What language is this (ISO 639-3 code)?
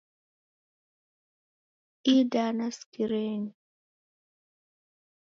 dav